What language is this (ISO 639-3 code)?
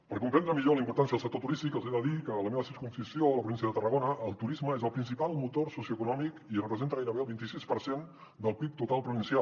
cat